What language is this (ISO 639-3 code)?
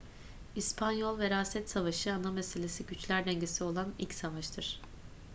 tur